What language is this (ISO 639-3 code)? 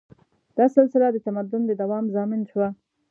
pus